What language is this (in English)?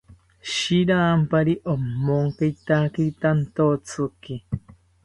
South Ucayali Ashéninka